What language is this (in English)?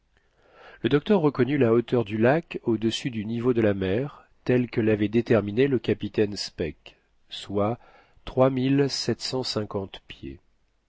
French